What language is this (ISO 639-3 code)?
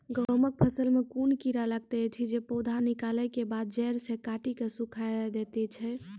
mai